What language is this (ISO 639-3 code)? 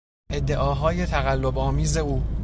fas